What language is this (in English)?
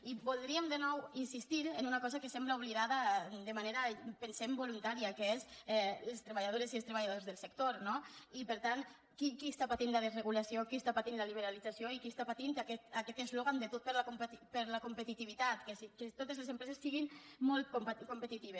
Catalan